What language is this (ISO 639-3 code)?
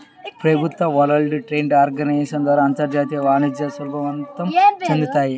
tel